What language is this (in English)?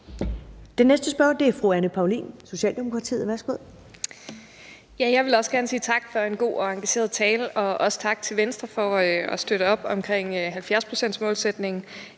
Danish